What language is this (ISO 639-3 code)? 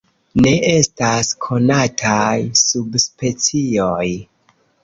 epo